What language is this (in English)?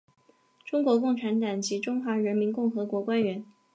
Chinese